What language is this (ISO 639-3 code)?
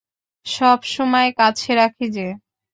ben